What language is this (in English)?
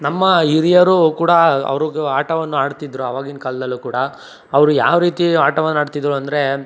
Kannada